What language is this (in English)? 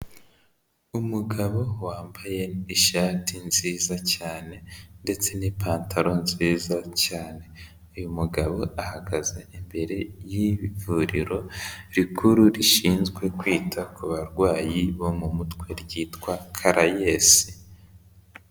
Kinyarwanda